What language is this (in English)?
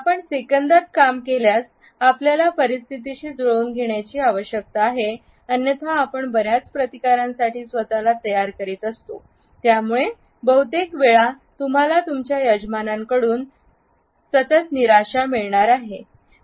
Marathi